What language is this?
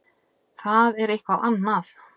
Icelandic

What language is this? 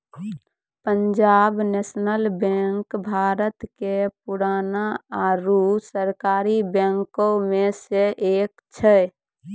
Maithili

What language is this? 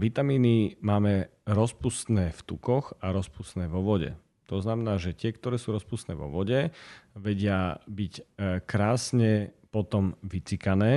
Slovak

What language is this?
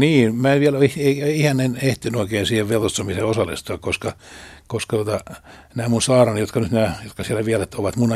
Finnish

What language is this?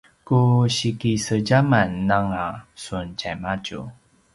Paiwan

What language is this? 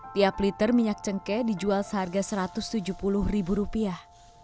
Indonesian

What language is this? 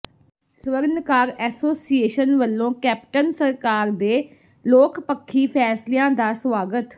Punjabi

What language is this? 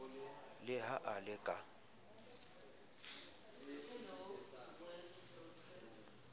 Southern Sotho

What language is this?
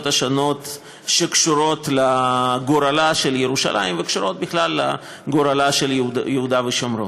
Hebrew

